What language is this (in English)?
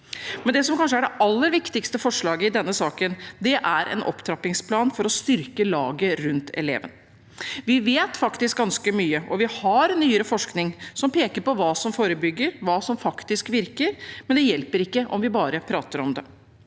Norwegian